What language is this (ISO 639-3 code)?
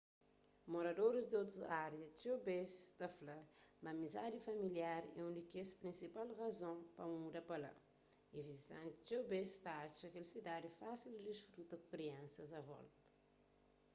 kea